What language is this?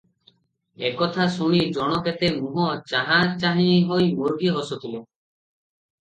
Odia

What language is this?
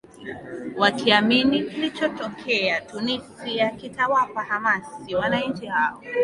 Swahili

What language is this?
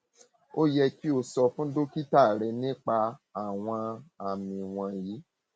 Yoruba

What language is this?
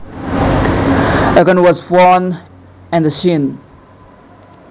Javanese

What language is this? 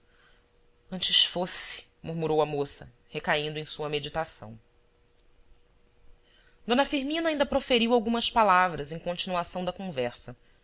Portuguese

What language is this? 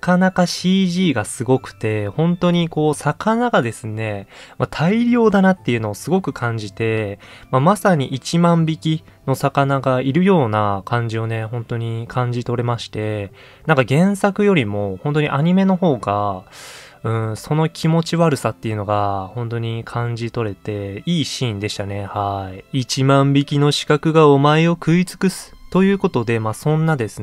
Japanese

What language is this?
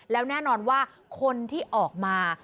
Thai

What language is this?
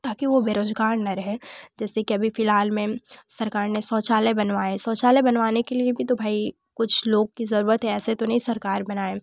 Hindi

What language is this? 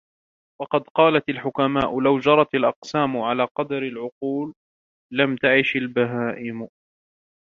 Arabic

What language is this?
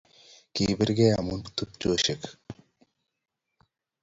Kalenjin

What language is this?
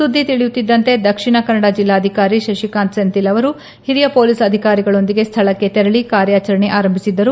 Kannada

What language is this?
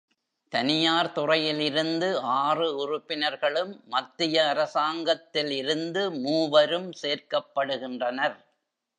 Tamil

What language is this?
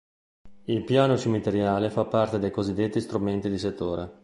Italian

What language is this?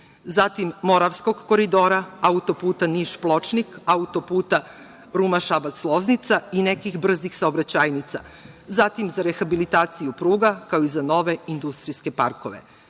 Serbian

